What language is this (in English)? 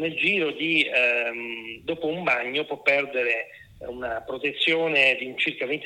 Italian